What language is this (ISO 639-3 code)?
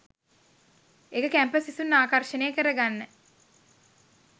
sin